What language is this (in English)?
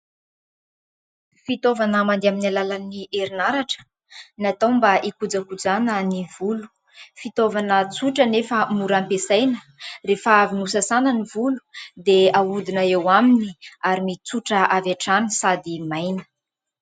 Malagasy